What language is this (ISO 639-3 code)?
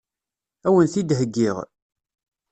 kab